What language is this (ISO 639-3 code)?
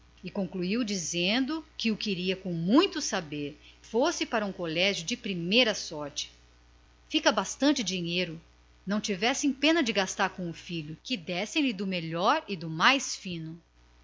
por